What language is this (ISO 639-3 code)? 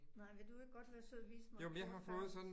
dan